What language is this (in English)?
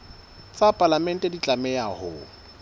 Southern Sotho